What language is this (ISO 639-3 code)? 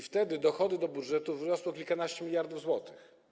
pol